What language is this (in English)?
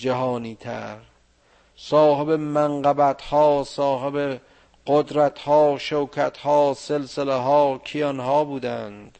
Persian